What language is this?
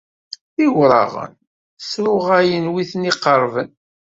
Kabyle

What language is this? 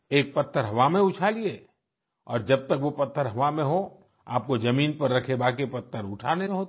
Hindi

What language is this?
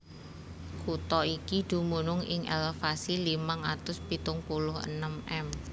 Javanese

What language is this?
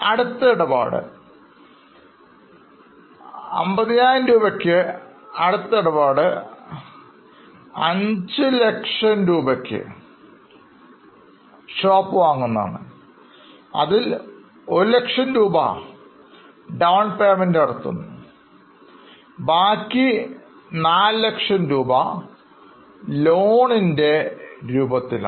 Malayalam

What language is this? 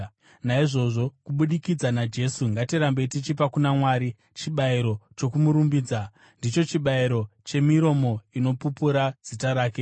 Shona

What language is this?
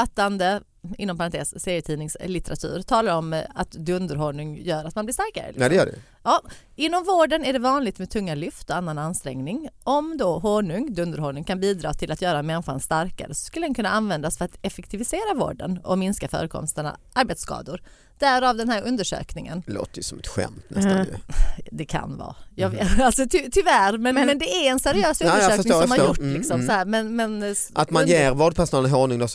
Swedish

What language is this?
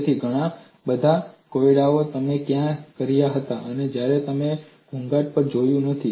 Gujarati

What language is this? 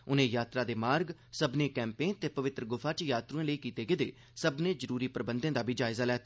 Dogri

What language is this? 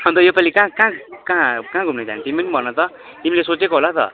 Nepali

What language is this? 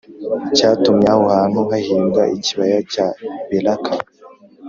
Kinyarwanda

